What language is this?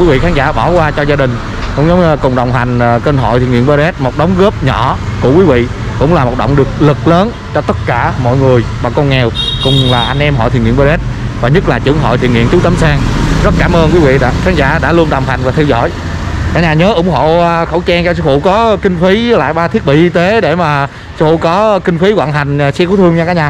Vietnamese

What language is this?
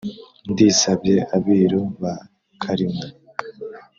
Kinyarwanda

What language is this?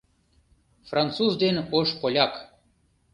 Mari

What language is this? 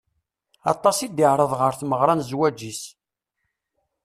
Kabyle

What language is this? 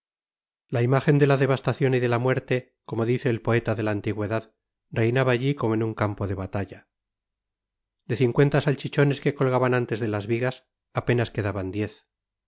Spanish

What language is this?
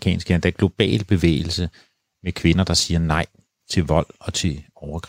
Danish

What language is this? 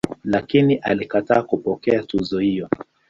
Swahili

